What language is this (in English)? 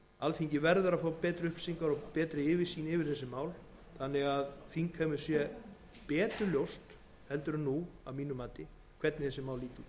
Icelandic